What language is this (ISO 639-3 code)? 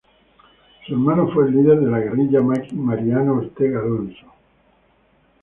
spa